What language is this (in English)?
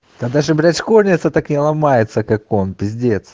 Russian